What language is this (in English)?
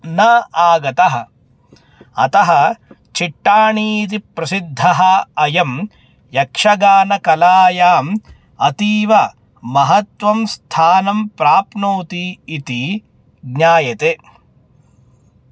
Sanskrit